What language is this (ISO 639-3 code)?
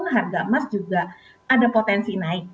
ind